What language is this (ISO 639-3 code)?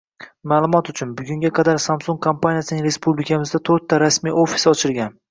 uzb